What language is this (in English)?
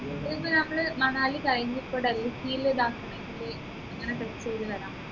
Malayalam